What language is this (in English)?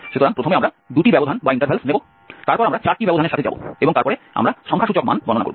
Bangla